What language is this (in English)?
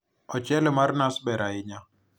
Luo (Kenya and Tanzania)